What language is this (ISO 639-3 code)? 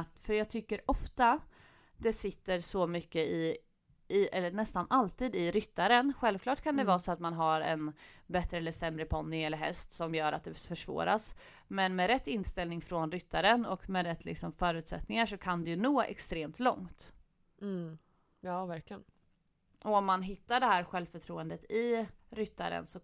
swe